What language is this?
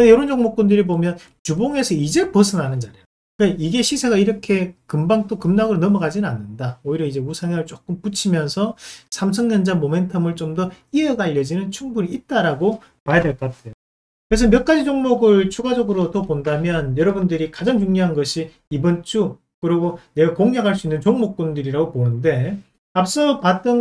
Korean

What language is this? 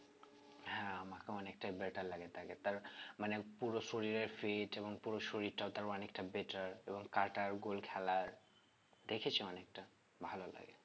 Bangla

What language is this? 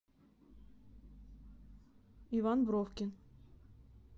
Russian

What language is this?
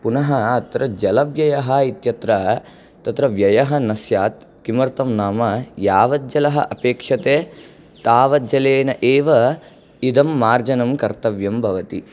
Sanskrit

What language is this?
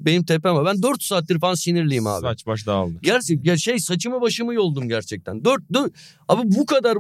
Turkish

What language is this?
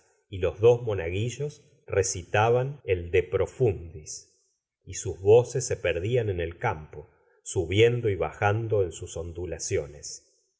Spanish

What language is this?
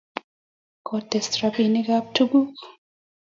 Kalenjin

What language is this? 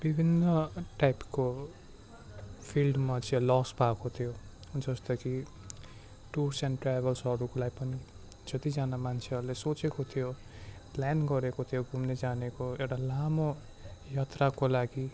Nepali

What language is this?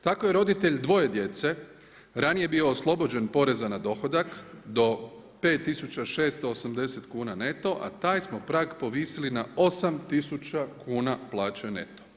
Croatian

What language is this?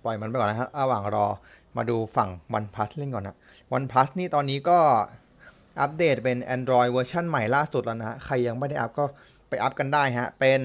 Thai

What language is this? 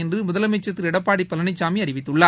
Tamil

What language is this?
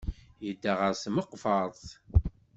Kabyle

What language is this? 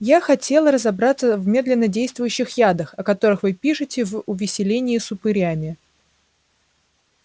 Russian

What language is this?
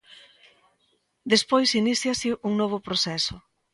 Galician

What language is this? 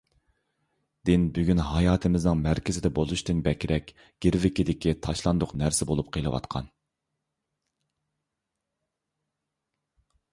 Uyghur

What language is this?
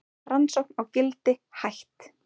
Icelandic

